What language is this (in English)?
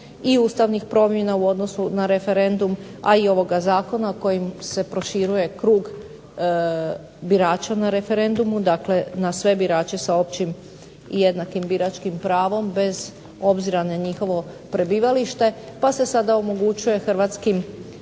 Croatian